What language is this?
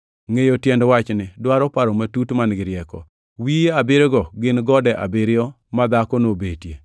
Luo (Kenya and Tanzania)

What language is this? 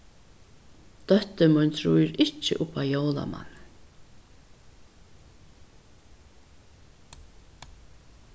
Faroese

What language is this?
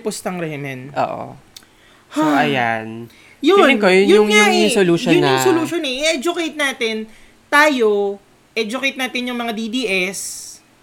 Filipino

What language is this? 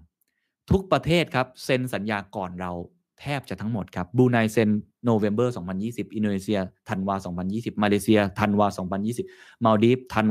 Thai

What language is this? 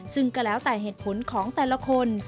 Thai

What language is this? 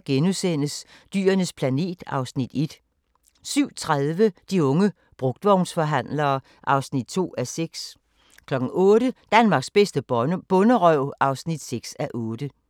Danish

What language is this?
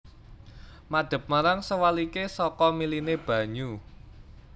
Javanese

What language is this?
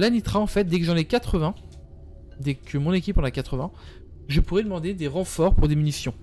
French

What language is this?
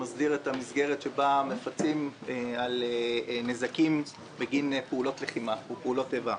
Hebrew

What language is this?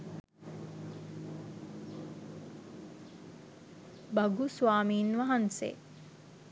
Sinhala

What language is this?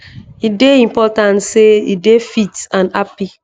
Nigerian Pidgin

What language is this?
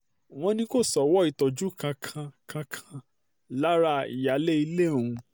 Yoruba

